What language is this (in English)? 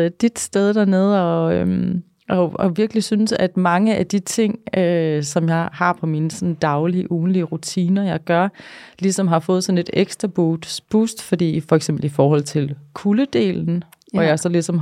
Danish